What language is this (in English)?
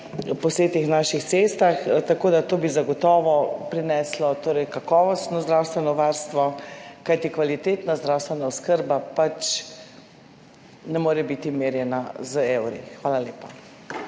Slovenian